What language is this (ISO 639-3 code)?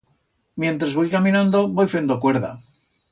arg